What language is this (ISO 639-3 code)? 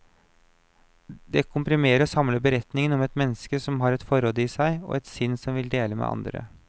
nor